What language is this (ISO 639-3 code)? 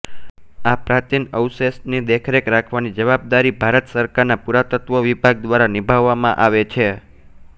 guj